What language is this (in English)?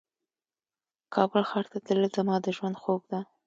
Pashto